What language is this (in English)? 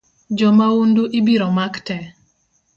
Luo (Kenya and Tanzania)